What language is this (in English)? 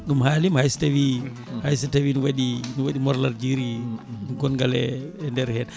Fula